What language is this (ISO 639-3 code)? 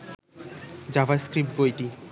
ben